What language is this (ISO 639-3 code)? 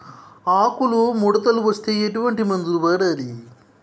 tel